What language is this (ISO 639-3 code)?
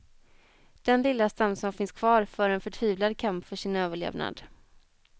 swe